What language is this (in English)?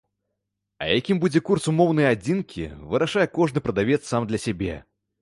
Belarusian